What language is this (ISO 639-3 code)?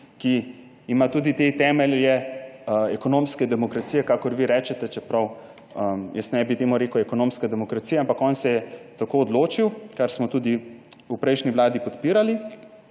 slv